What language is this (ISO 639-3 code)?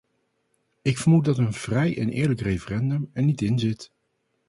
nld